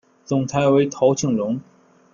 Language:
Chinese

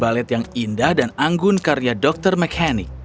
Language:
Indonesian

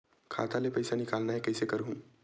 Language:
Chhattisgarhi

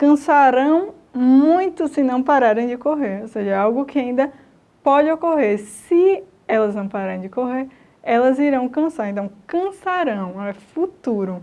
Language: Portuguese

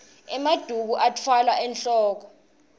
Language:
Swati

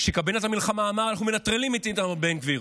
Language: Hebrew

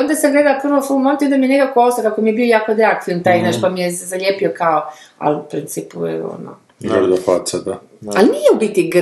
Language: Croatian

